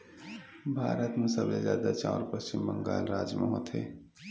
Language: Chhattisgarhi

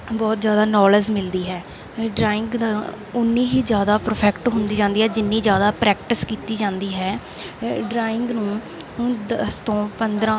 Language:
Punjabi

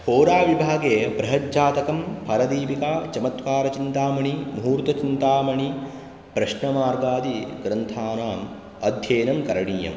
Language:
Sanskrit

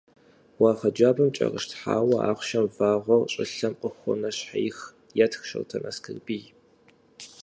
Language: Kabardian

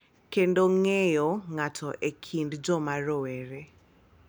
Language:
Luo (Kenya and Tanzania)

